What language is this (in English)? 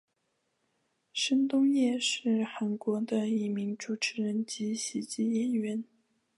Chinese